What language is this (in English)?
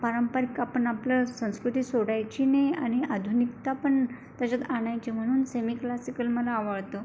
Marathi